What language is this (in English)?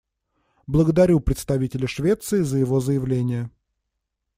Russian